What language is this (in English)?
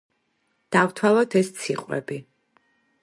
Georgian